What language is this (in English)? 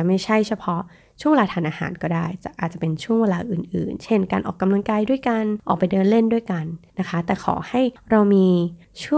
Thai